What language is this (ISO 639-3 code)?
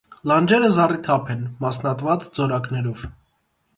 hye